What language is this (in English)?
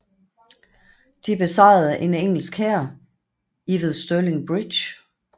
Danish